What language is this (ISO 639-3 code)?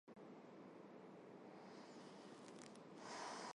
hye